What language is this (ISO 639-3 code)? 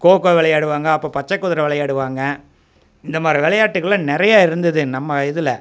tam